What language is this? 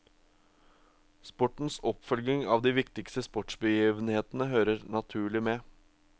Norwegian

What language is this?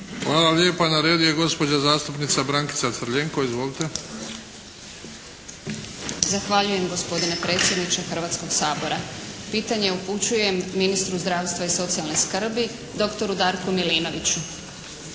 Croatian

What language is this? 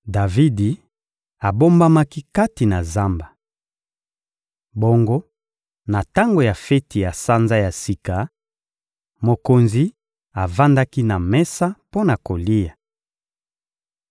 Lingala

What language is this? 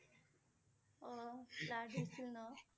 Assamese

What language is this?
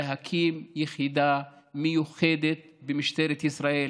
Hebrew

